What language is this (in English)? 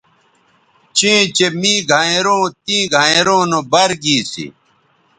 Bateri